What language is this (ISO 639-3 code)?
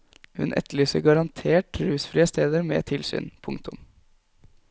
nor